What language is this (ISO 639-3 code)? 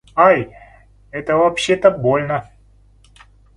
rus